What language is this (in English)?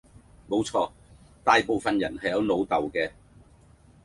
Cantonese